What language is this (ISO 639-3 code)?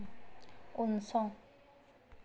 brx